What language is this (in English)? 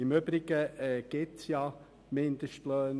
Swiss German